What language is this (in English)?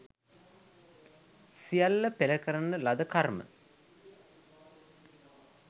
Sinhala